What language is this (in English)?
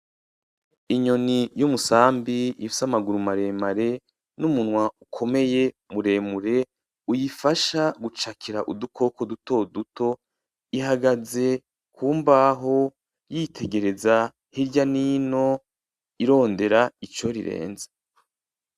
Rundi